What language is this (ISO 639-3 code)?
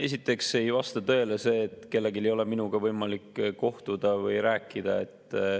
est